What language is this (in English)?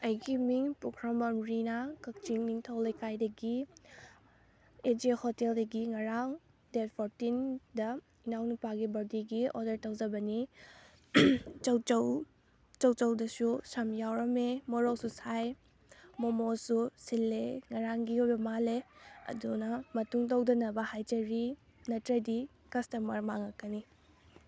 Manipuri